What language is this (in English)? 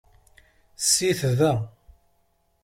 Kabyle